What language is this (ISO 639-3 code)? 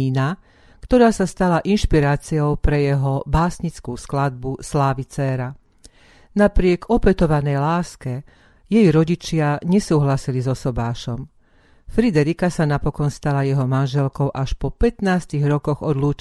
slk